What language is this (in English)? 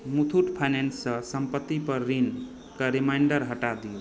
Maithili